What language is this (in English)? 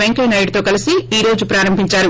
Telugu